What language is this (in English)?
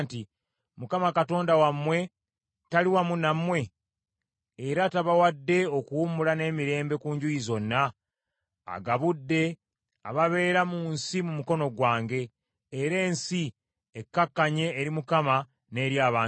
Ganda